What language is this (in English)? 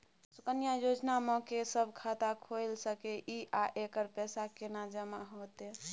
Maithili